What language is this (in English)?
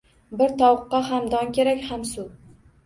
Uzbek